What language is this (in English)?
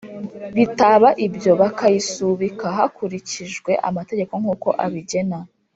Kinyarwanda